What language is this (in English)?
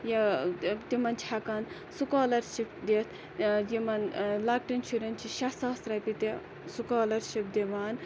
Kashmiri